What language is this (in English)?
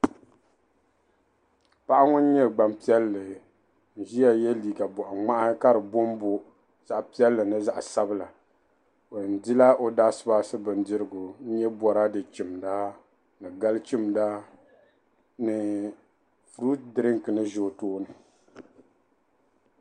Dagbani